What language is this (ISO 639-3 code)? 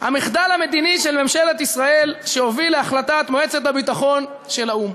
heb